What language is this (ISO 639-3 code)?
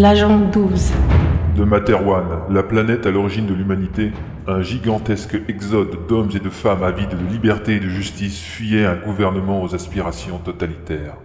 fra